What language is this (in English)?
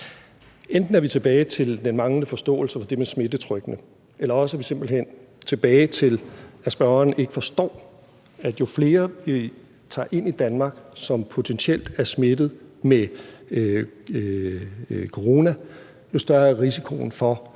Danish